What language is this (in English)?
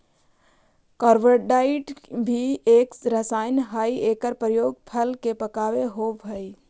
Magahi